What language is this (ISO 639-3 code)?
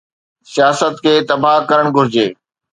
snd